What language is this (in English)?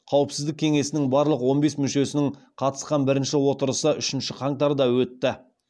Kazakh